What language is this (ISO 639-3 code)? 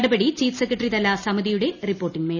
mal